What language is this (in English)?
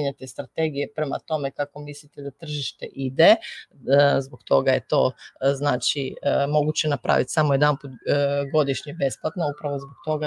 Croatian